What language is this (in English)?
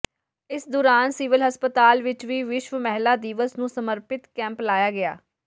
Punjabi